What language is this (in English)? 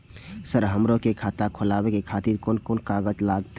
Maithili